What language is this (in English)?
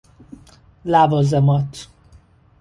Persian